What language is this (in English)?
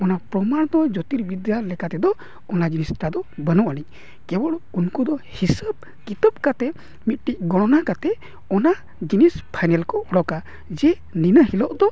Santali